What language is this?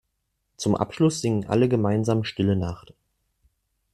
German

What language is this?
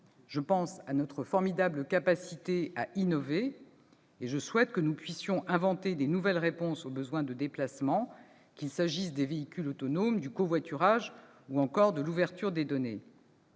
French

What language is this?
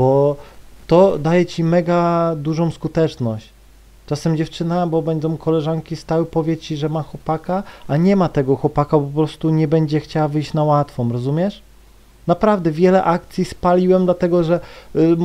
Polish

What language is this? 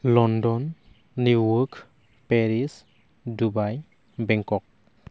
Bodo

